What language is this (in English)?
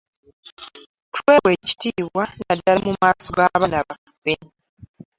Ganda